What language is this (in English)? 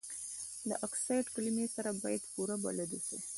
Pashto